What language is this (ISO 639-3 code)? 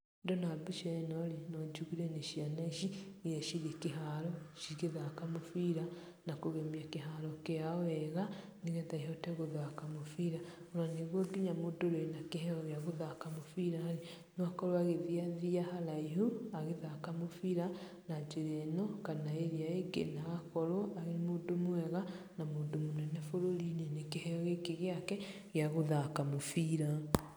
kik